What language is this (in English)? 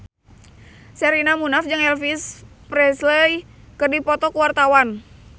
Sundanese